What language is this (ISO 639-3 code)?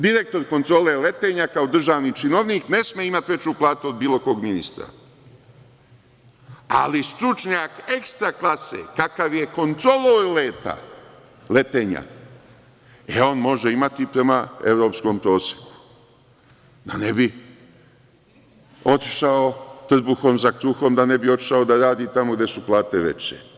srp